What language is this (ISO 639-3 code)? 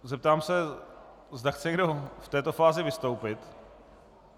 ces